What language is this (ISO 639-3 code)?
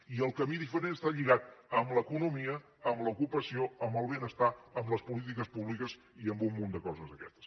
cat